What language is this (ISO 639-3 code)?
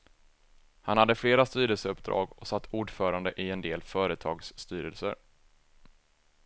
swe